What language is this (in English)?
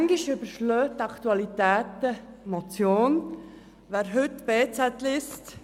Swiss German